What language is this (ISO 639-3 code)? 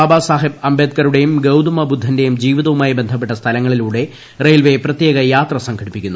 mal